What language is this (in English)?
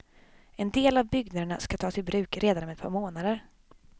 Swedish